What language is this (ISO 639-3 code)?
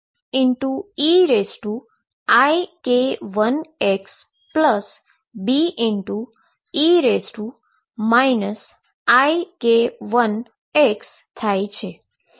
guj